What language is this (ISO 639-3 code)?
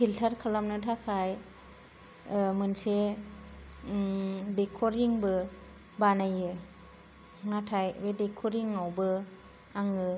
brx